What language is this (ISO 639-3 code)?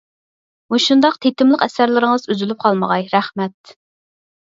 uig